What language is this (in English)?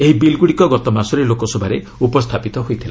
Odia